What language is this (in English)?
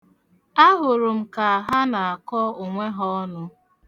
Igbo